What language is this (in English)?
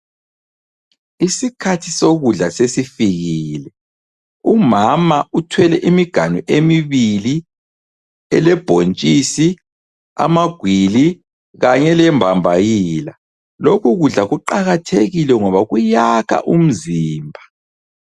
North Ndebele